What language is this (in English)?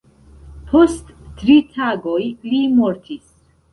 Esperanto